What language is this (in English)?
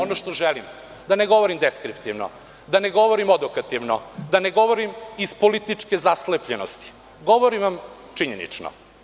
Serbian